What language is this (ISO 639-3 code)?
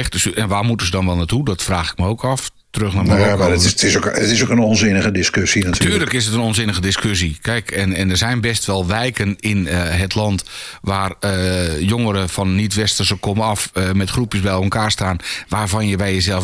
nld